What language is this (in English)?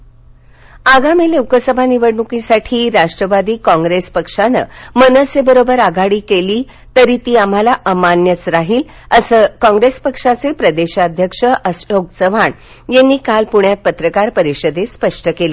Marathi